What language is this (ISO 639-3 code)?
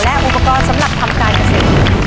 tha